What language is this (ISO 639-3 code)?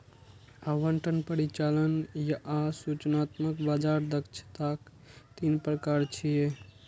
mai